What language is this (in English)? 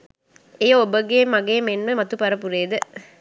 Sinhala